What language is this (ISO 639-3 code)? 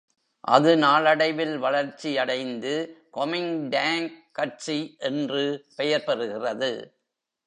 tam